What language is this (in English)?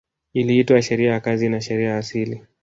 Swahili